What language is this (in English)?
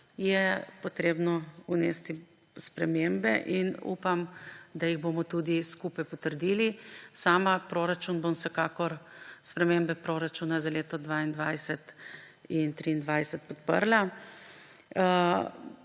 Slovenian